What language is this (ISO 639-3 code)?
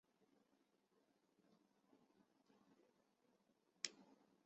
zho